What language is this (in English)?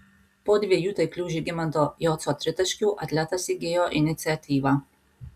Lithuanian